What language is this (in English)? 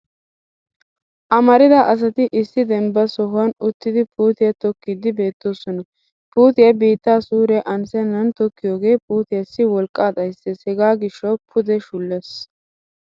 Wolaytta